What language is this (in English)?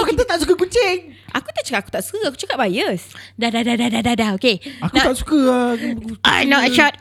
Malay